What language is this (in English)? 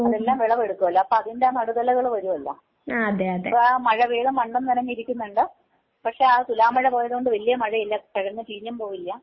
Malayalam